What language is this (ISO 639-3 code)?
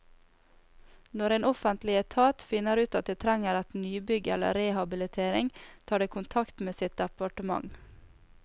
nor